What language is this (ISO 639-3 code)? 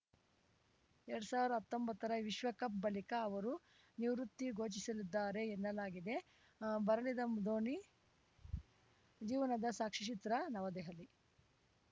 kan